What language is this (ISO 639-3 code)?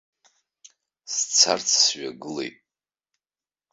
abk